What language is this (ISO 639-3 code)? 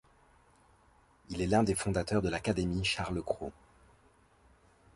fra